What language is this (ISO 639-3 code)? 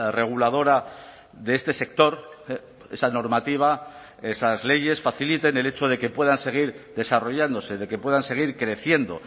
spa